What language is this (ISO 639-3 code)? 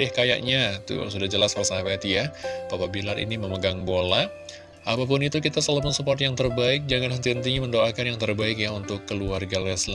ind